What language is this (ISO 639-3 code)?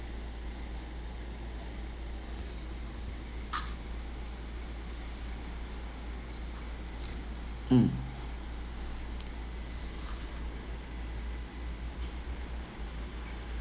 eng